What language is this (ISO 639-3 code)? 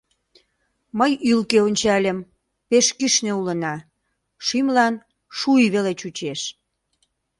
chm